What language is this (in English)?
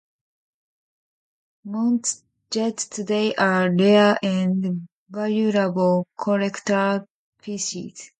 English